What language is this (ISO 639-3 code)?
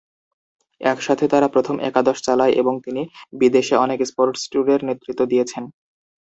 ben